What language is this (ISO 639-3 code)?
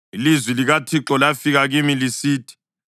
nde